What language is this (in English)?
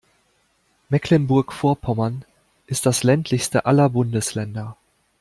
German